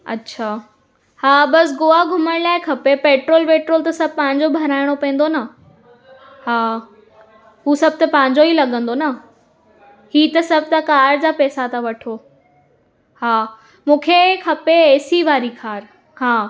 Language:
Sindhi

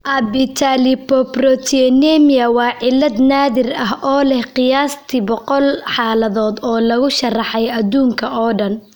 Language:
Somali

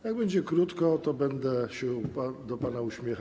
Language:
Polish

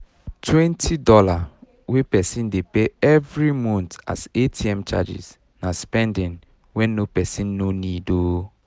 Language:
Nigerian Pidgin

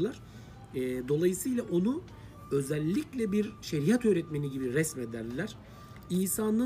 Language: Turkish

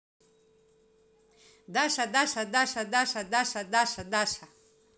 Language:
Russian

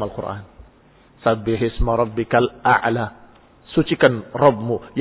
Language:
Indonesian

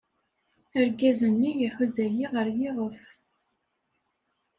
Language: Kabyle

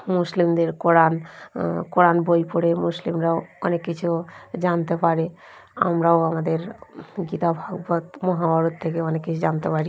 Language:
Bangla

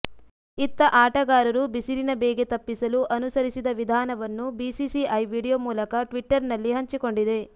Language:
Kannada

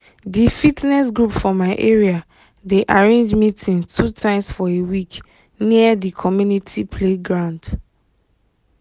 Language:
Nigerian Pidgin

